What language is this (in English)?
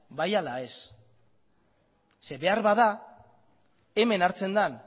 Basque